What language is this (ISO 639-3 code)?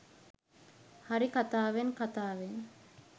sin